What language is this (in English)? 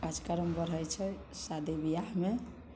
Maithili